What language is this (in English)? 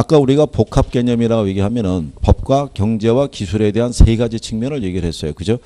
Korean